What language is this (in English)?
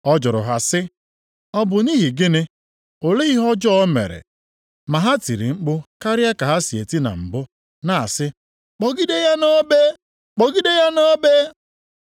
Igbo